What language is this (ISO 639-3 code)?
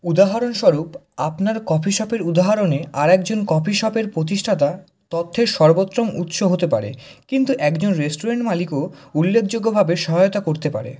ben